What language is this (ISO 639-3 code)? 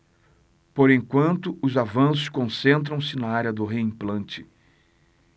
por